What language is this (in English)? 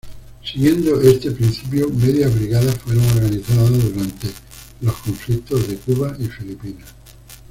Spanish